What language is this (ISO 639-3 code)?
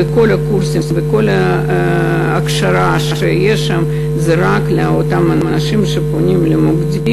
heb